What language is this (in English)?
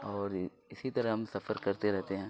Urdu